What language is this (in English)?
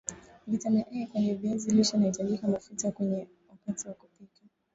Swahili